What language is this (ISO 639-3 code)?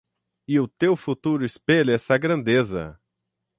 por